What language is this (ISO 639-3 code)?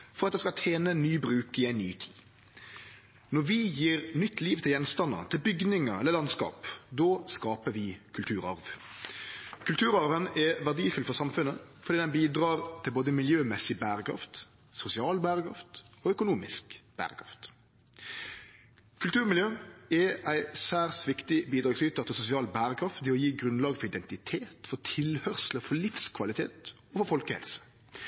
nno